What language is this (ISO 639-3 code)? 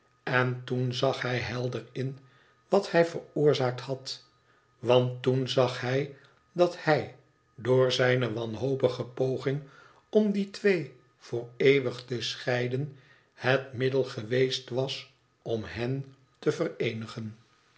nld